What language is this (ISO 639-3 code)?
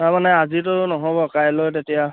asm